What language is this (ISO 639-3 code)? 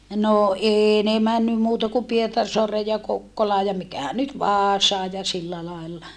fin